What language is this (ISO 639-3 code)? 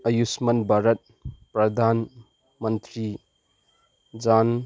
mni